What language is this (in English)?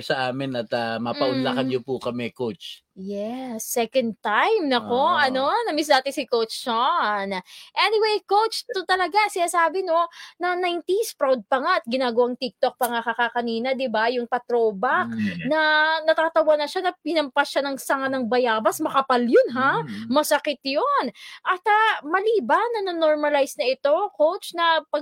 Filipino